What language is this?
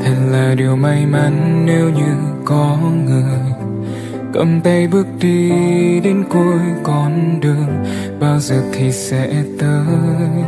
Vietnamese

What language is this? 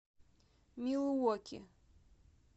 Russian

